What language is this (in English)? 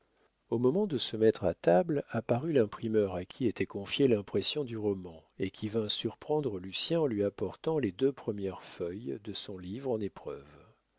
French